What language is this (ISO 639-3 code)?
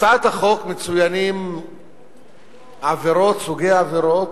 heb